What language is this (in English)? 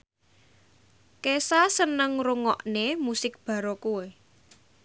Javanese